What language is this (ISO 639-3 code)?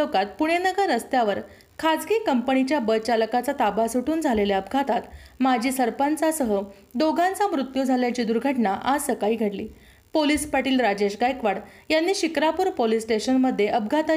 mar